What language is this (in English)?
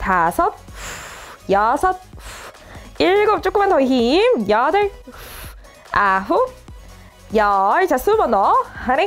Korean